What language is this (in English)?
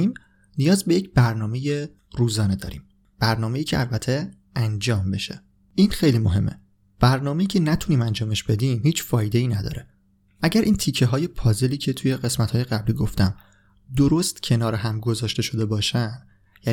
Persian